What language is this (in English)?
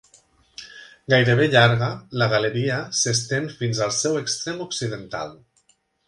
Catalan